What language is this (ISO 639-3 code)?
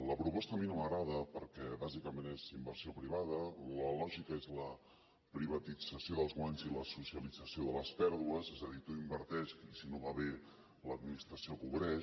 cat